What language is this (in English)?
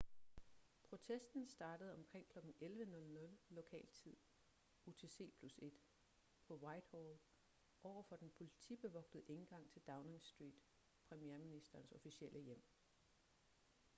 Danish